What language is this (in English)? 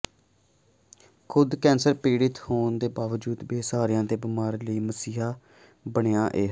Punjabi